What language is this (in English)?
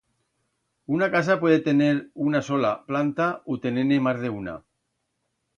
Aragonese